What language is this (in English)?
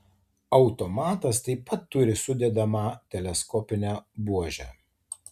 Lithuanian